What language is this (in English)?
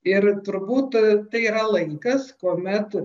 Lithuanian